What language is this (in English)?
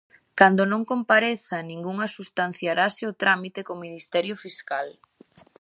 Galician